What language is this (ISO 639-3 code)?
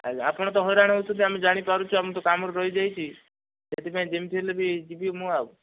ori